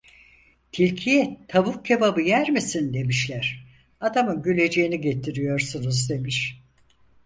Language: Turkish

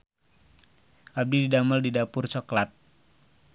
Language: Sundanese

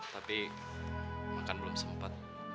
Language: Indonesian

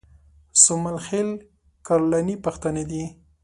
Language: Pashto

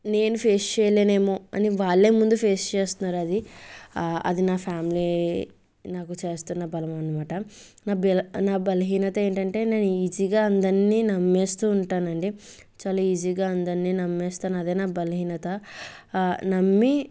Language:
Telugu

